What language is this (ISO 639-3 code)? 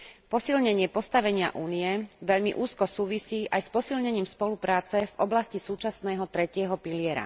slk